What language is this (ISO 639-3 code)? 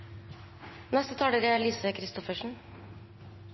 nor